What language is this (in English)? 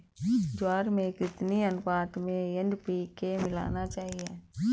Hindi